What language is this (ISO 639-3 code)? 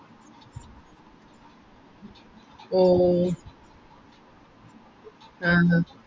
mal